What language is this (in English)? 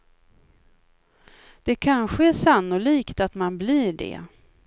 Swedish